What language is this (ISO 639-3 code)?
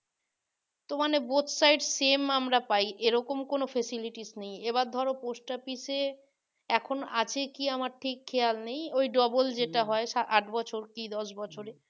ben